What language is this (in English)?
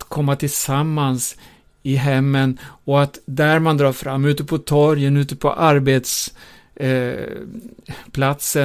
Swedish